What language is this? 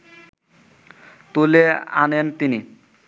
Bangla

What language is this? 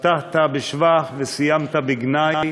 Hebrew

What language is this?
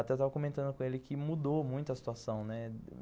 Portuguese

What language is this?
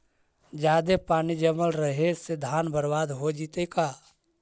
Magahi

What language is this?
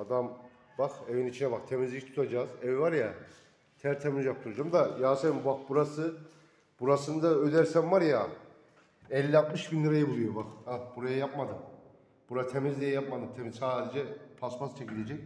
Turkish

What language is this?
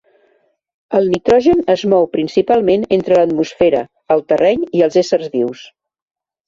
Catalan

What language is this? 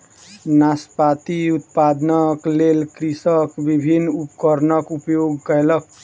Maithili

